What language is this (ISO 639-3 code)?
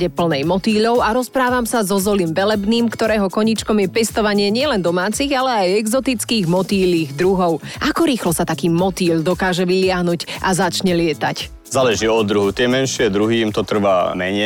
slk